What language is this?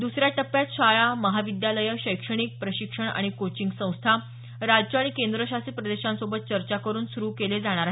Marathi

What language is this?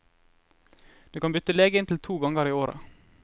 Norwegian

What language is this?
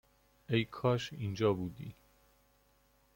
Persian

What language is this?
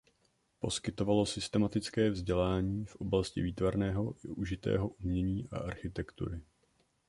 Czech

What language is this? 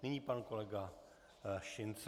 Czech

